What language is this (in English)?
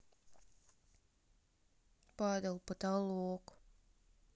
Russian